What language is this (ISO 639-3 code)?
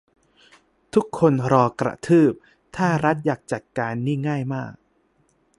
tha